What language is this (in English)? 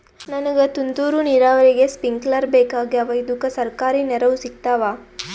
Kannada